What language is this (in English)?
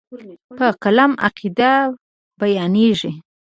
Pashto